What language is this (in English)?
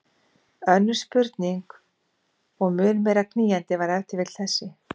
Icelandic